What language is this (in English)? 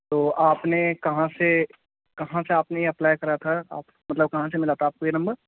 Urdu